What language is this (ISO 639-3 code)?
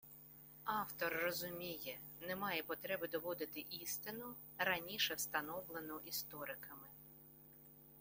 ukr